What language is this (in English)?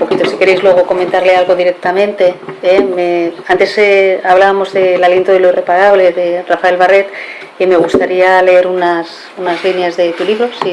Spanish